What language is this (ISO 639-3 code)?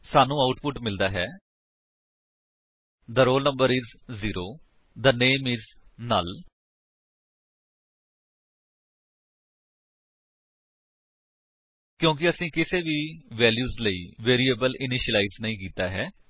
pan